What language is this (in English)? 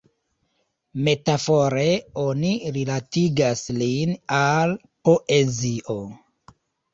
Esperanto